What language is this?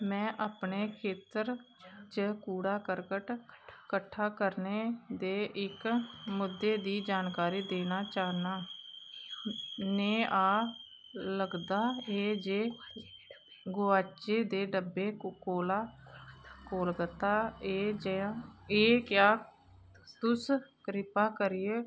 Dogri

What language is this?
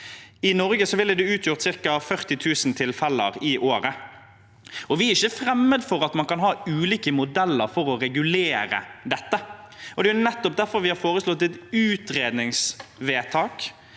Norwegian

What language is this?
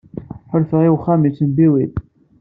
Kabyle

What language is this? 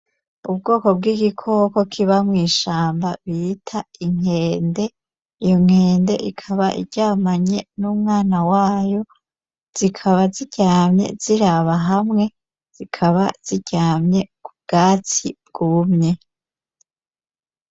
Rundi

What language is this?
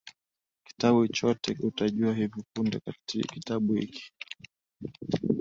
Swahili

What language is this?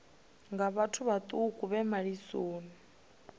Venda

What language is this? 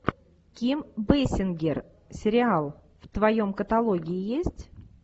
Russian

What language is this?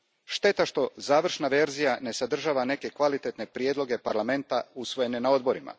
Croatian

